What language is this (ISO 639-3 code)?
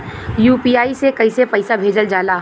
bho